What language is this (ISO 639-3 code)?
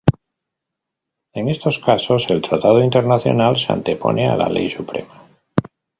spa